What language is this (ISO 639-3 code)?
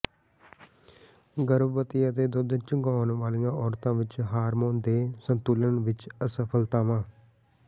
pan